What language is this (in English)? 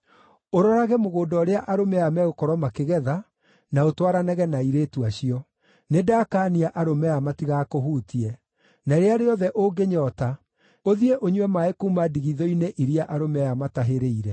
Kikuyu